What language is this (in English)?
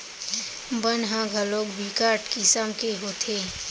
Chhattisgarhi